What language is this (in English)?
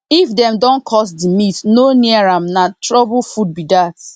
Nigerian Pidgin